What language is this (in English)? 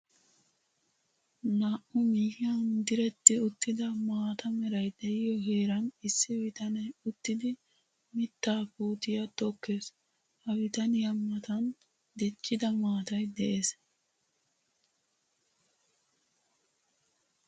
Wolaytta